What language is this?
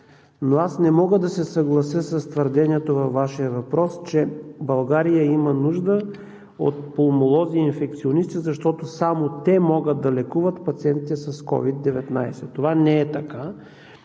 Bulgarian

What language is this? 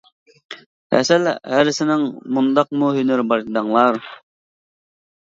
Uyghur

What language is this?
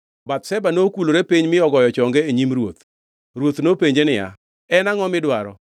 Luo (Kenya and Tanzania)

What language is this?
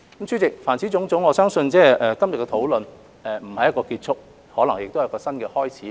Cantonese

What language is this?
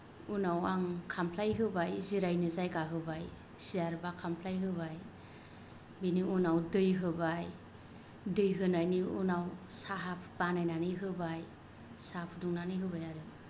Bodo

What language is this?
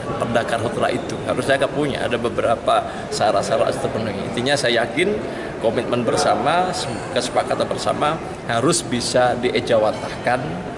Indonesian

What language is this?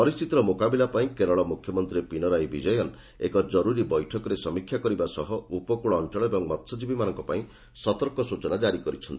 Odia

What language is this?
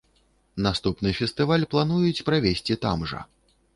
Belarusian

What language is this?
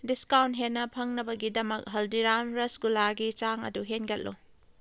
Manipuri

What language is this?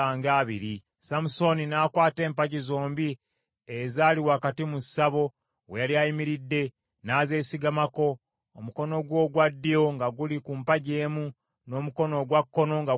Ganda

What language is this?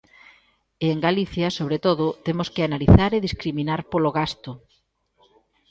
Galician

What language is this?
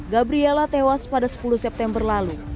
Indonesian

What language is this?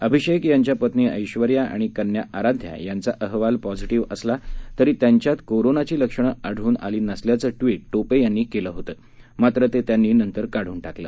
Marathi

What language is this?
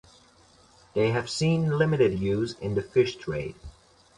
English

